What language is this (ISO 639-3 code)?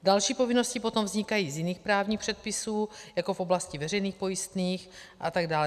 ces